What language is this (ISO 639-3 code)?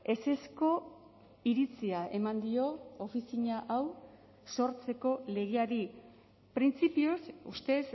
eus